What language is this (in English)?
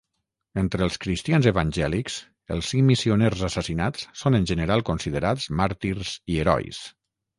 Catalan